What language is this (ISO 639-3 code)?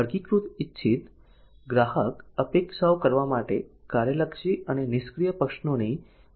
guj